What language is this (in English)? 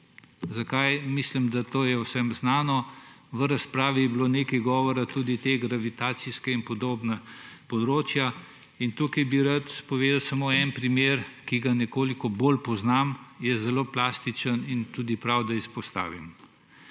Slovenian